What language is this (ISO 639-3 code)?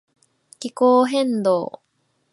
jpn